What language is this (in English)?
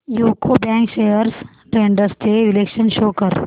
Marathi